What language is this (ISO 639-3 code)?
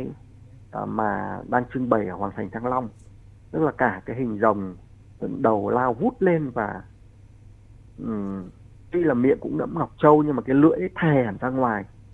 vie